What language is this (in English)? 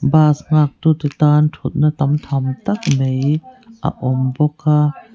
Mizo